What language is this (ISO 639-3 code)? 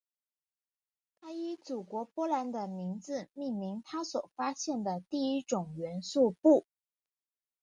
zho